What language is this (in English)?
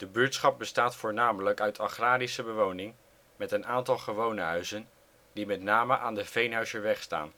Dutch